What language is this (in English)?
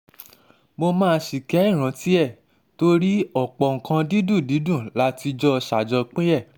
Yoruba